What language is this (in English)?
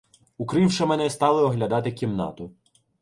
Ukrainian